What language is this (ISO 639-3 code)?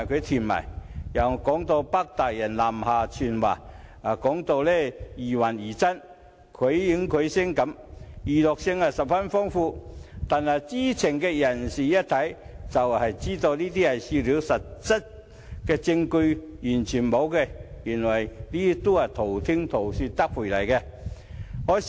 yue